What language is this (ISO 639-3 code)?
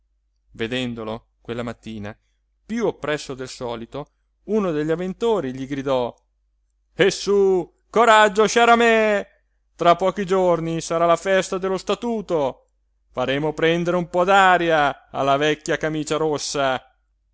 ita